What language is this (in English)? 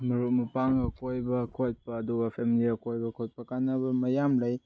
Manipuri